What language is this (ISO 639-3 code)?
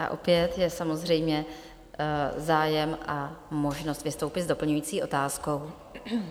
ces